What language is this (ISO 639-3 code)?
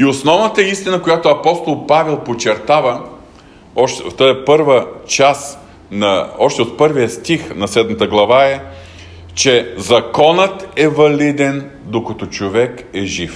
bul